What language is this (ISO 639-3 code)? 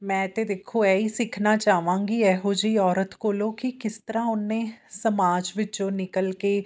pan